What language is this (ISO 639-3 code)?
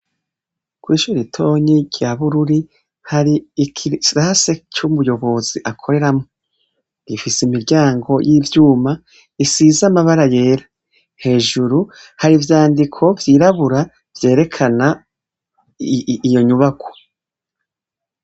run